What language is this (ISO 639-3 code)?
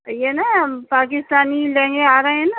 urd